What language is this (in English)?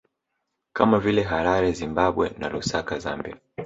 Swahili